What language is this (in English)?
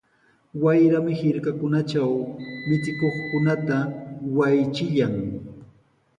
Sihuas Ancash Quechua